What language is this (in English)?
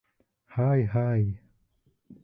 Bashkir